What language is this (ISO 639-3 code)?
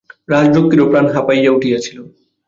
ben